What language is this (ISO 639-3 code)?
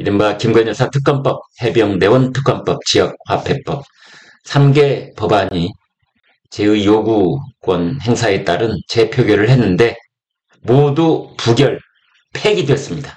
kor